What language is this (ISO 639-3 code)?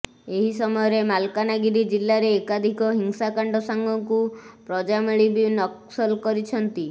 ori